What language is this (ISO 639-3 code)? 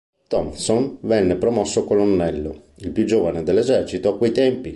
ita